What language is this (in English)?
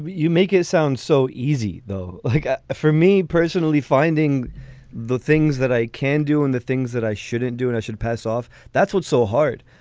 English